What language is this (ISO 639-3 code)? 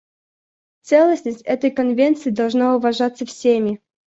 rus